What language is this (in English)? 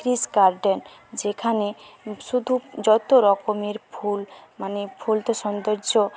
Bangla